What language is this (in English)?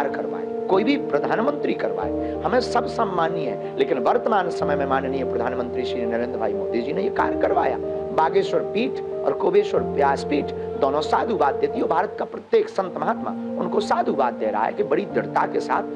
Hindi